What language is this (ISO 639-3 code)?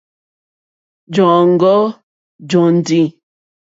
bri